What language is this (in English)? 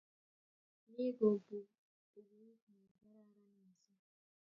Kalenjin